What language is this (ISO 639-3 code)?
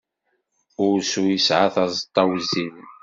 kab